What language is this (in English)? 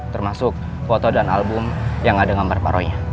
Indonesian